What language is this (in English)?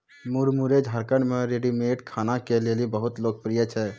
Maithili